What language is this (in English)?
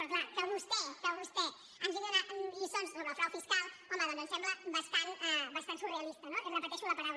Catalan